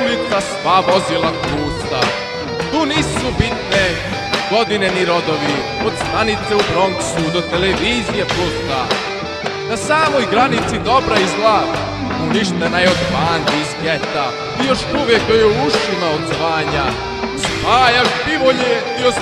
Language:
Czech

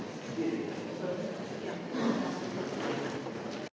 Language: Slovenian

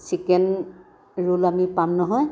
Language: Assamese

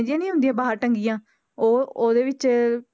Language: Punjabi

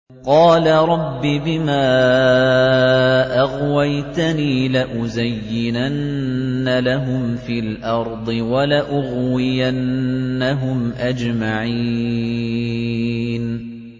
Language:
Arabic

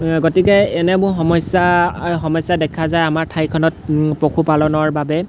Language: Assamese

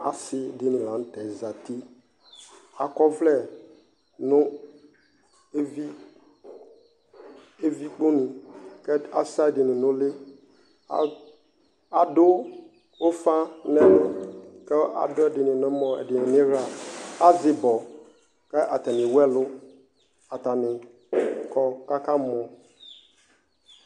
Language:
Ikposo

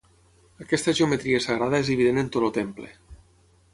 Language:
Catalan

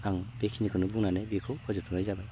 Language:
Bodo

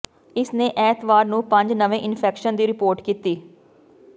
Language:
Punjabi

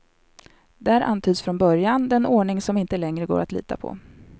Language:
Swedish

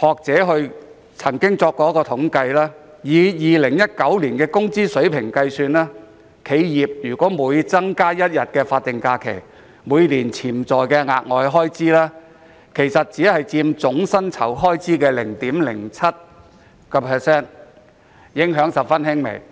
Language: Cantonese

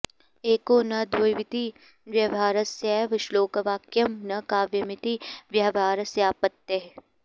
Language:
Sanskrit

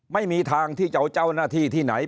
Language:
Thai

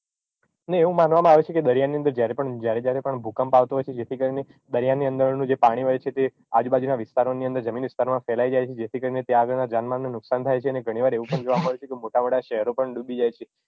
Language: Gujarati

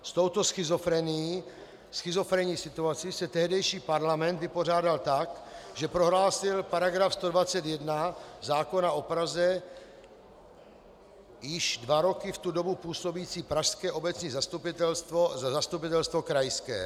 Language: Czech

